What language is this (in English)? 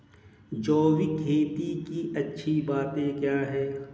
Hindi